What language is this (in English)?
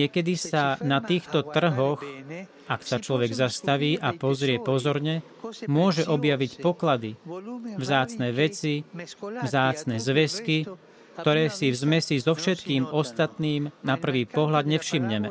Slovak